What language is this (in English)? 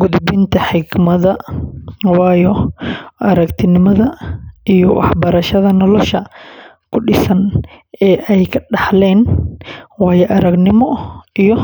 Somali